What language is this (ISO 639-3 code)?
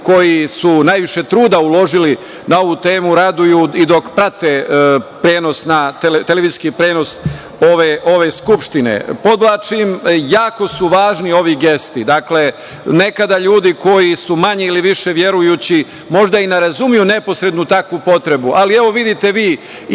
srp